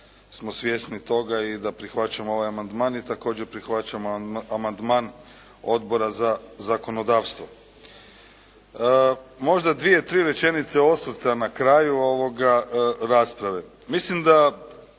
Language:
Croatian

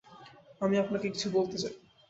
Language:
Bangla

